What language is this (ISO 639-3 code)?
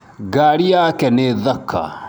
kik